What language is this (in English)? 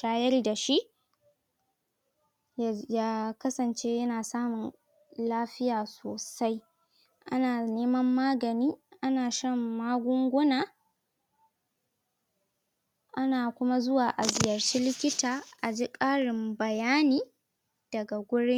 Hausa